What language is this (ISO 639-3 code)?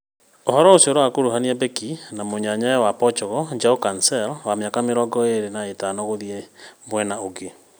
kik